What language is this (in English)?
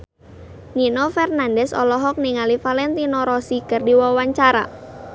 Sundanese